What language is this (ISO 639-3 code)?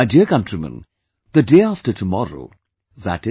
eng